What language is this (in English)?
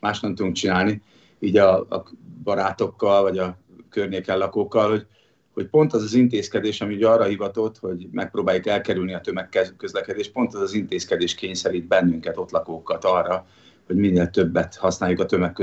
Hungarian